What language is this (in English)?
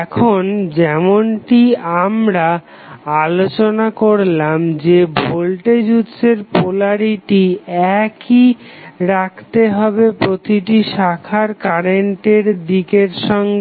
Bangla